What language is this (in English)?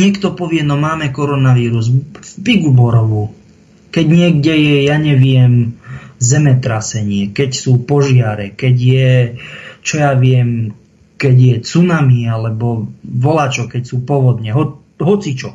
Czech